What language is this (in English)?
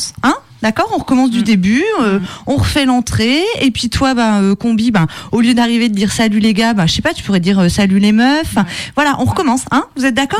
French